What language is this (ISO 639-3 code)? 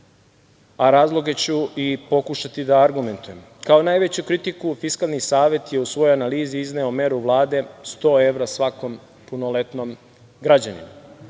srp